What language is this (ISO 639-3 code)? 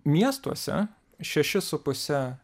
lit